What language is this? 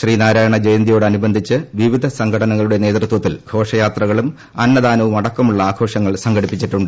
Malayalam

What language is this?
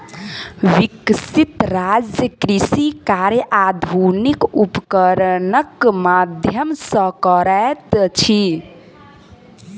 Maithili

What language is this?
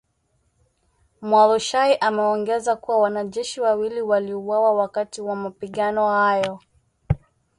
Swahili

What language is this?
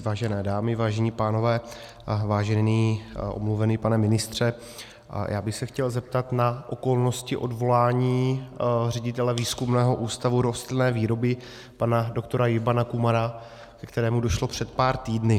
Czech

